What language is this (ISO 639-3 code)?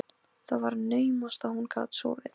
isl